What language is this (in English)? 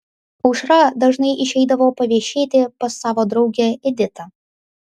Lithuanian